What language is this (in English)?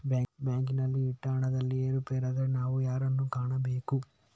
Kannada